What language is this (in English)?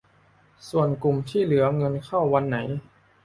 Thai